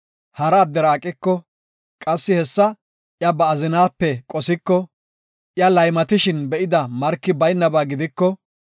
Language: Gofa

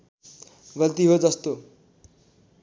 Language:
Nepali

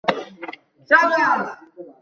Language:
Bangla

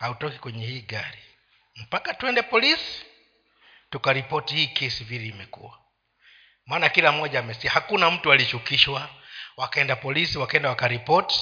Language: Swahili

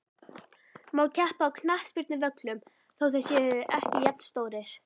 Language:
Icelandic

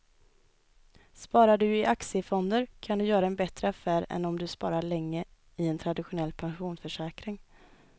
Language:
Swedish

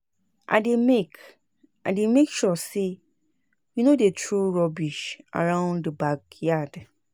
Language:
Nigerian Pidgin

